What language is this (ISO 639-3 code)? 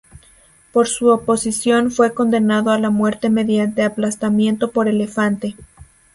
spa